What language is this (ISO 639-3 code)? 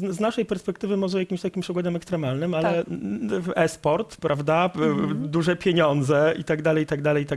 pol